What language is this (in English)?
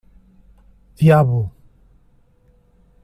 Portuguese